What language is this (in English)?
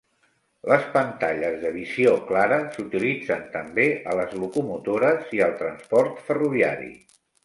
Catalan